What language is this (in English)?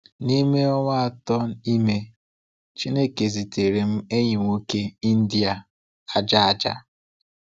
Igbo